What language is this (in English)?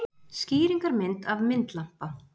Icelandic